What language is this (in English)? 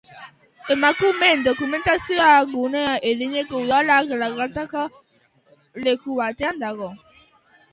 Basque